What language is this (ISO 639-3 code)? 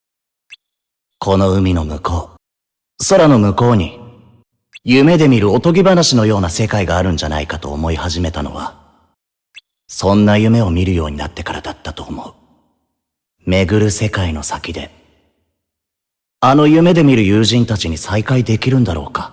jpn